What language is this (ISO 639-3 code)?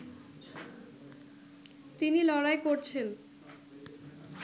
ben